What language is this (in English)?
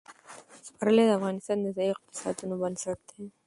Pashto